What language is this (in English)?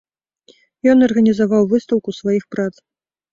Belarusian